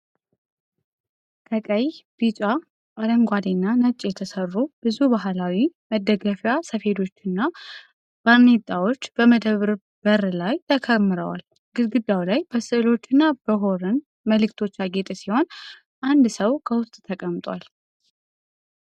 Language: Amharic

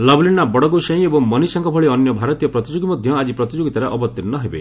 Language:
Odia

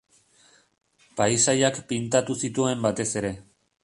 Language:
Basque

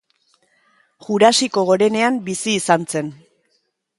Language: Basque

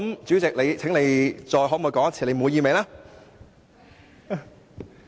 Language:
Cantonese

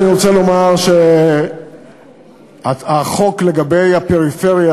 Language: Hebrew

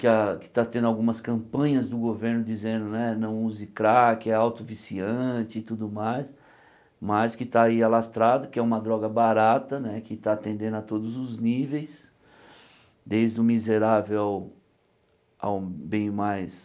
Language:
Portuguese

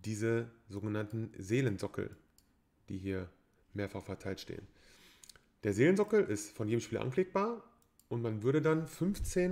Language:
German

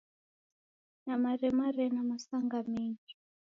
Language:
Taita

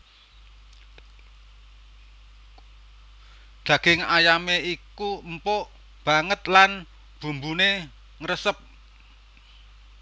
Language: Javanese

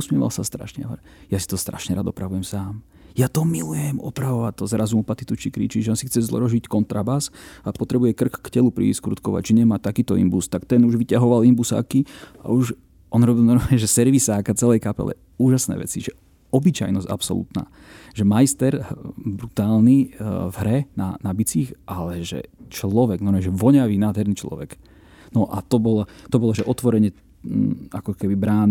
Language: Slovak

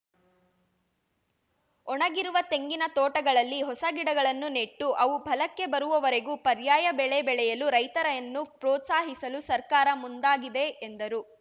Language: Kannada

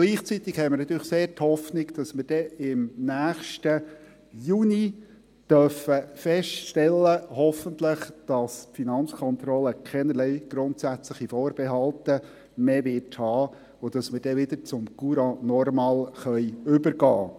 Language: Swiss German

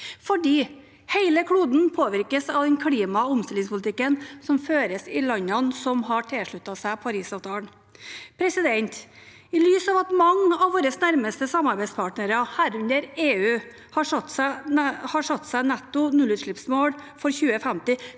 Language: Norwegian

